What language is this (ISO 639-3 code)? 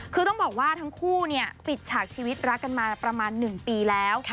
tha